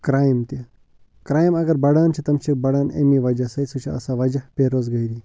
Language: Kashmiri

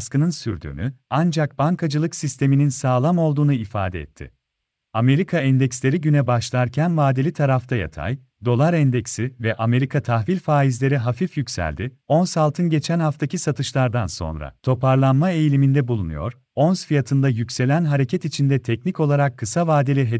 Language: Turkish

